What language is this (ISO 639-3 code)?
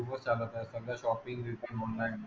mar